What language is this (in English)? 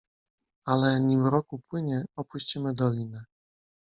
Polish